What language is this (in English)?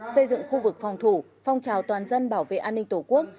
Vietnamese